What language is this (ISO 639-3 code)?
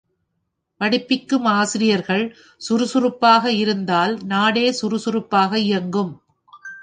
tam